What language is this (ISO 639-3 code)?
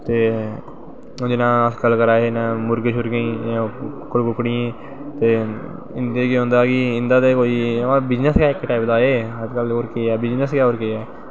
doi